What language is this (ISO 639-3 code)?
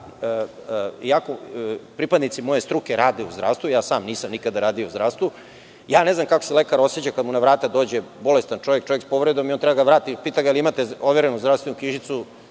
srp